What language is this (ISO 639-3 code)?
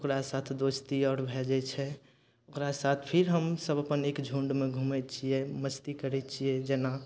mai